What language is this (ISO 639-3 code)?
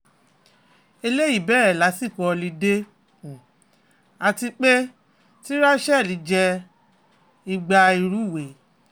yor